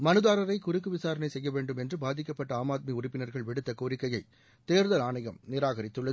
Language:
Tamil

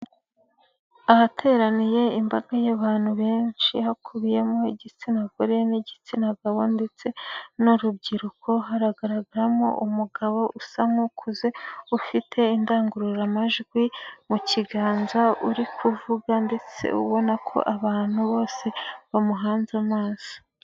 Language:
Kinyarwanda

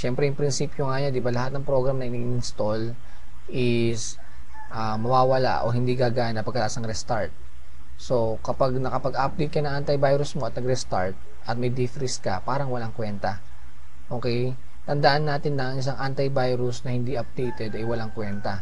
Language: Filipino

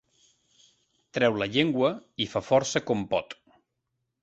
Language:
Catalan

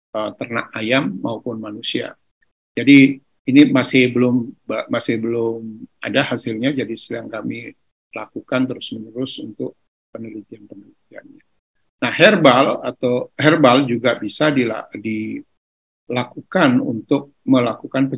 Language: Indonesian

